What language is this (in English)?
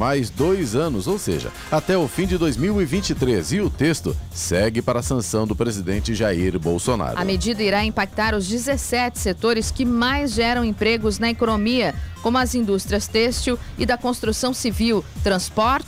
Portuguese